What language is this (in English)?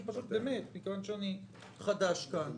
Hebrew